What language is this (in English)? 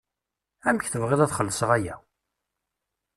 Kabyle